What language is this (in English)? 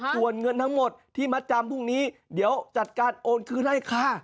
Thai